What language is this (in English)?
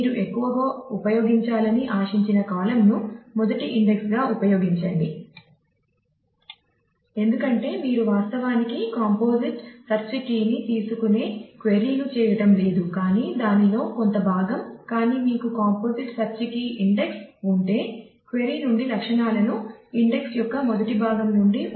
Telugu